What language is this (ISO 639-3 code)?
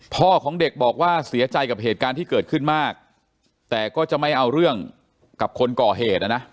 tha